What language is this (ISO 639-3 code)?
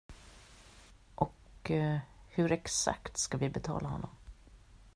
swe